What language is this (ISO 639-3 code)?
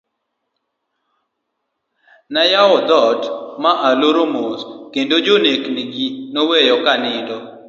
luo